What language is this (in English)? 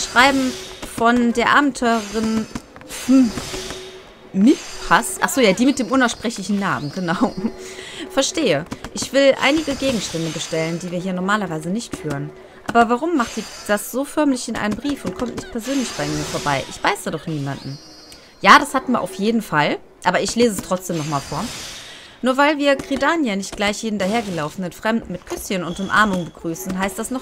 German